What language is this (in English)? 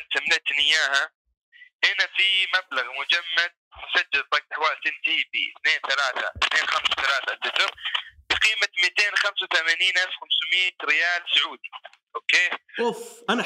Arabic